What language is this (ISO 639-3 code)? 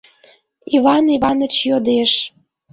chm